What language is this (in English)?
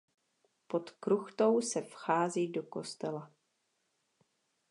Czech